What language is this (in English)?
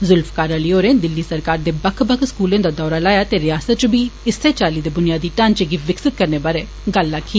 Dogri